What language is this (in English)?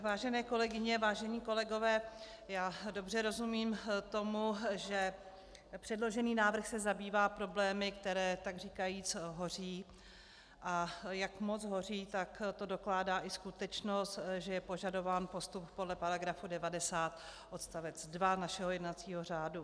Czech